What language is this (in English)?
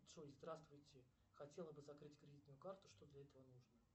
Russian